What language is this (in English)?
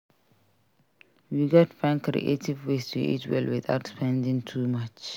Nigerian Pidgin